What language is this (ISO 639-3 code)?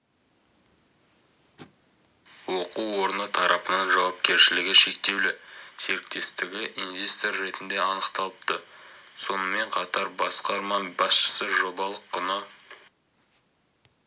kaz